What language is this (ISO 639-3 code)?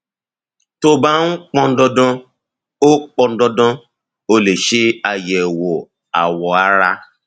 yor